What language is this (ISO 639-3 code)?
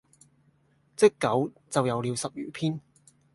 yue